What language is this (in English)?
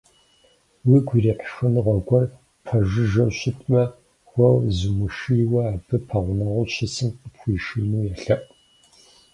Kabardian